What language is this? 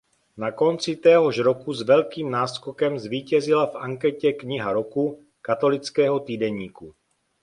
Czech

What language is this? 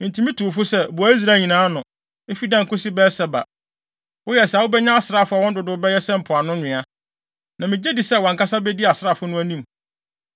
Akan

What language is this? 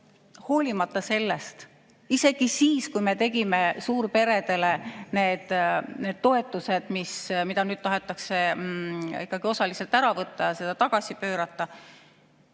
Estonian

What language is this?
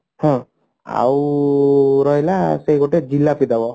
Odia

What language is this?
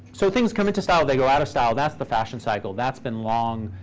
English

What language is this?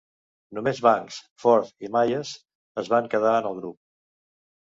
Catalan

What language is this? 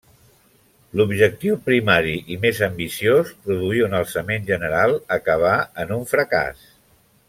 Catalan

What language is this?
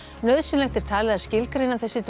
Icelandic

